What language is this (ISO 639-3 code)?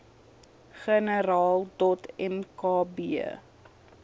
afr